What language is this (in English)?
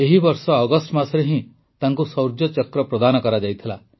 Odia